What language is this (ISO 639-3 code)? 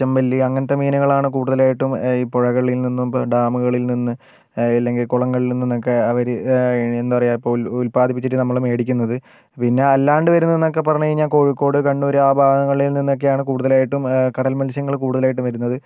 mal